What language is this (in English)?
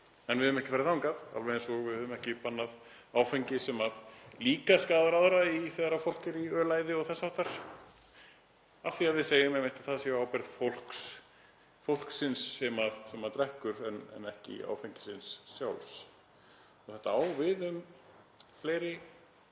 Icelandic